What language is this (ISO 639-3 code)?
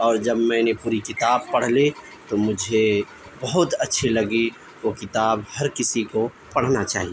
urd